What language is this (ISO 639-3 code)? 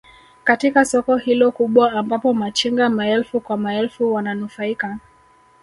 swa